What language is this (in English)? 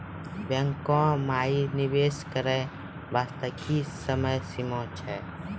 Maithili